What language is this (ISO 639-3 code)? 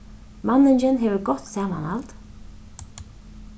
fao